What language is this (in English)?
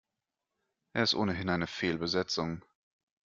German